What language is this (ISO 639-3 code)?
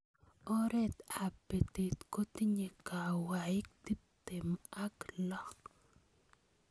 kln